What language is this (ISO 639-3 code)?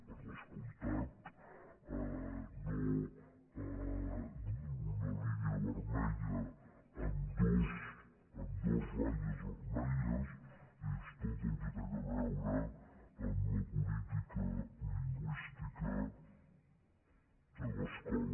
cat